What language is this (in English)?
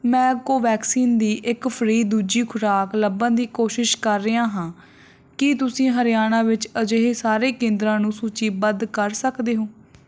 Punjabi